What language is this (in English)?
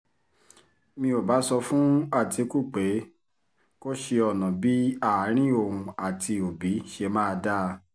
Yoruba